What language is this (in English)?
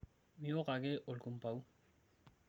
Masai